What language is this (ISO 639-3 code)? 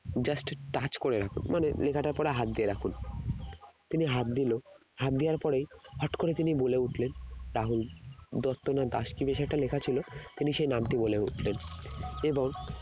ben